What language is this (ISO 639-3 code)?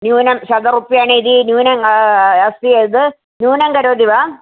san